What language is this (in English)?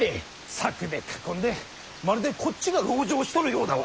Japanese